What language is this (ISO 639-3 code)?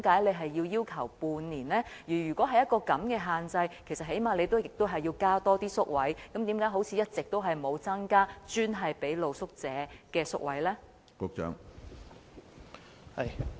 yue